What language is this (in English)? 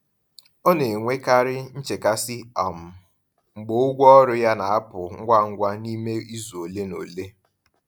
Igbo